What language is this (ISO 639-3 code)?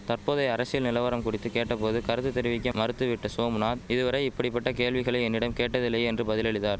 tam